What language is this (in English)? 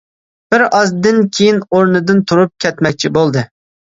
Uyghur